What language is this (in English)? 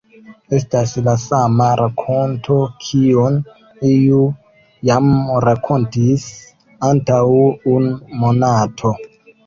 Esperanto